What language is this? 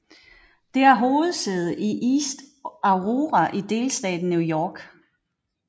Danish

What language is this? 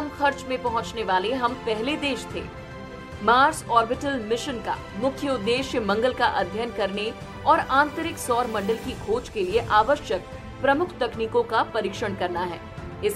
Hindi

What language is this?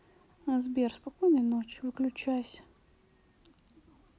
Russian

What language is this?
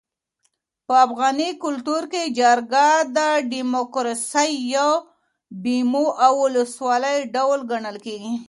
Pashto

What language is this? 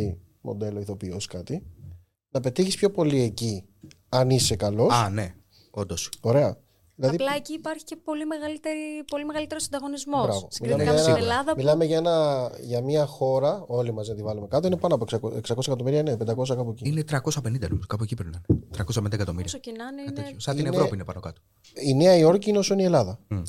Greek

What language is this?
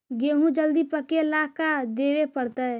Magahi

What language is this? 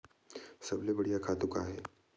Chhattisgarhi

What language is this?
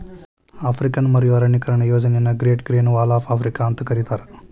Kannada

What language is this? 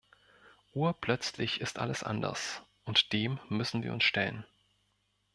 German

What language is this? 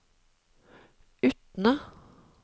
Norwegian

